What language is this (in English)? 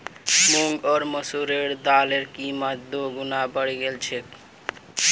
Magahi